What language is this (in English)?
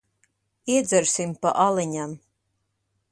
Latvian